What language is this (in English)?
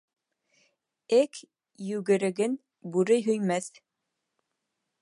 Bashkir